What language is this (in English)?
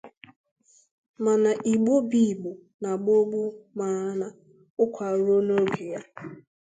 Igbo